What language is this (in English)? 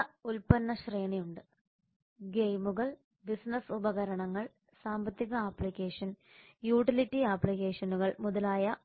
Malayalam